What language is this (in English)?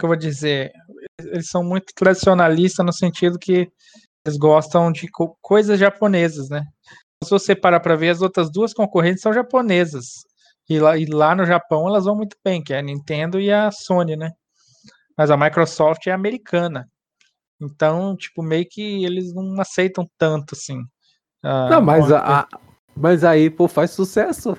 Portuguese